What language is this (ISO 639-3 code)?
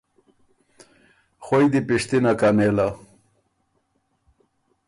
oru